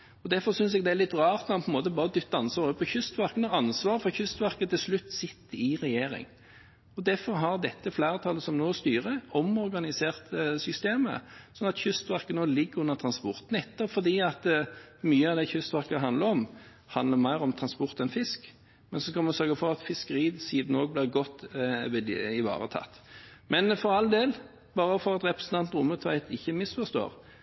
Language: Norwegian Bokmål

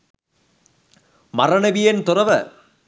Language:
Sinhala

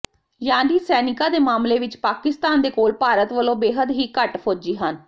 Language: Punjabi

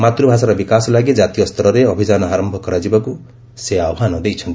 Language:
Odia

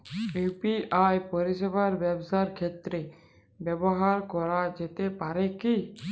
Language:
Bangla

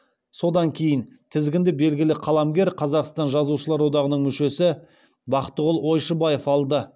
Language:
Kazakh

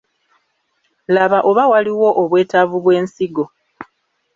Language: Ganda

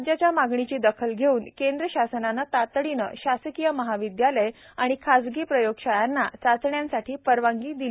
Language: Marathi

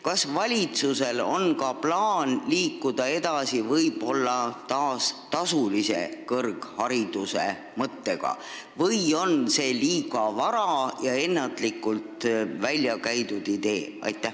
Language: Estonian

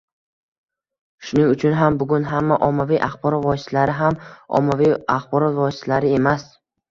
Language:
Uzbek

